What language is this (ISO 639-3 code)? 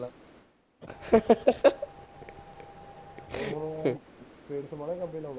pan